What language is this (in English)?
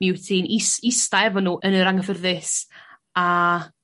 Welsh